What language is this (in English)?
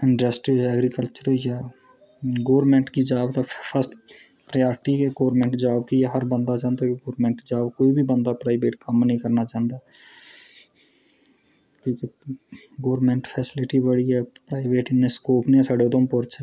Dogri